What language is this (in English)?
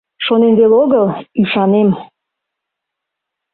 Mari